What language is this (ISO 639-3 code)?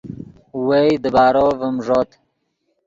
ydg